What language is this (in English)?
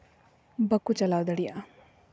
Santali